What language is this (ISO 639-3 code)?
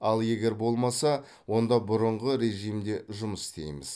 kaz